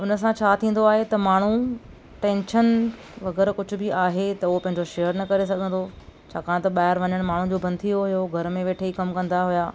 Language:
Sindhi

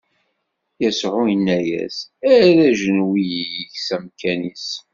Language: Kabyle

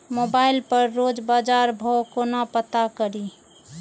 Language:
Maithili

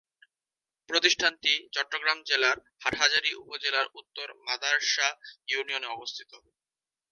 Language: Bangla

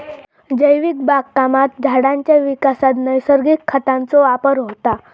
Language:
Marathi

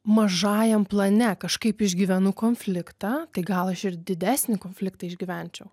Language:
Lithuanian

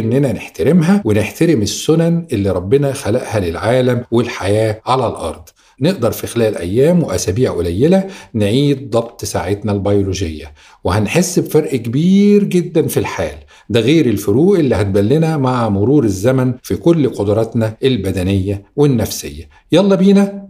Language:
Arabic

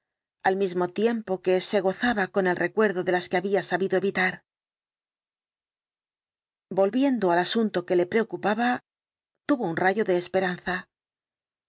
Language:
Spanish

